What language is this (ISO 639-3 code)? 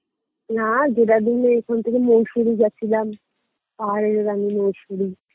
ben